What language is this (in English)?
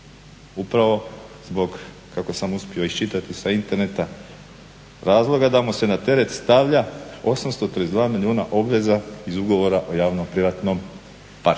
Croatian